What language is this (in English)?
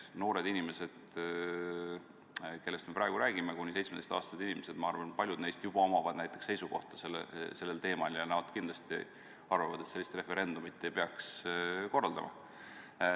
Estonian